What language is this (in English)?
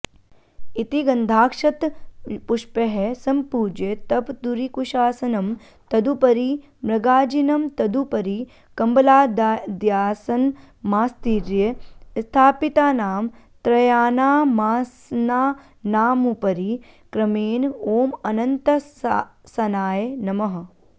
Sanskrit